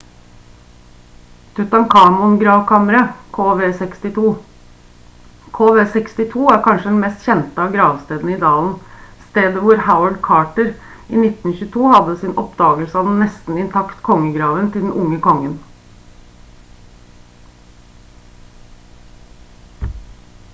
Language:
Norwegian Bokmål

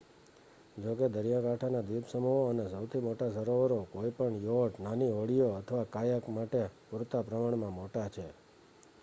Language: Gujarati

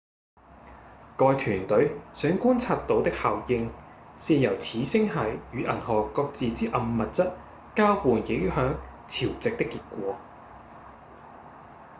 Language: Cantonese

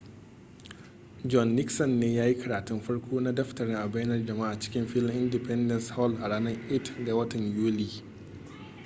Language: Hausa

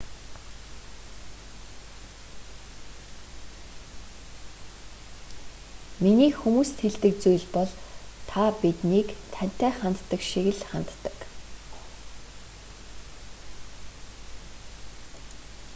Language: Mongolian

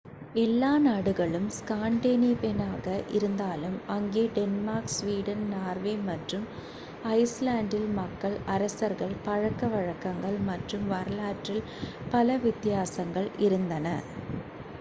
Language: Tamil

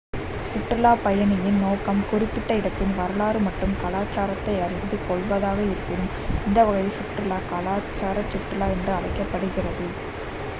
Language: Tamil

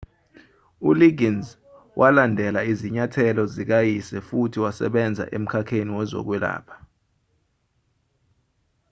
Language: Zulu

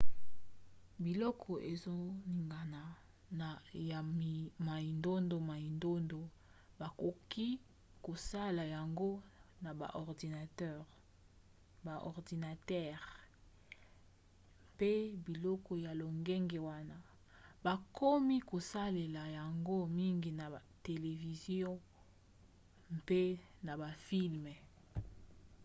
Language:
Lingala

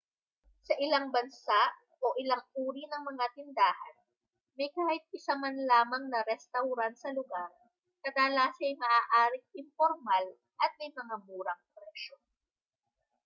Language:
Filipino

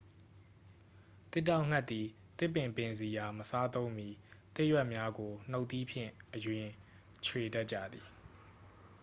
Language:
Burmese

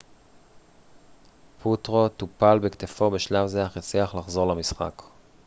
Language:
Hebrew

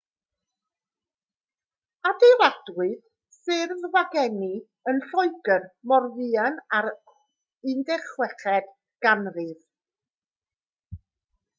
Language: Welsh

